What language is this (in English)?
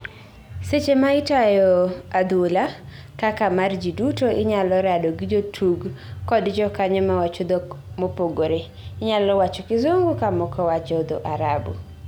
Luo (Kenya and Tanzania)